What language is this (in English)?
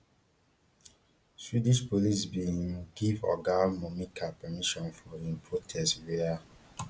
Nigerian Pidgin